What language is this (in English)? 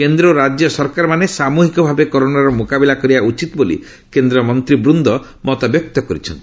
Odia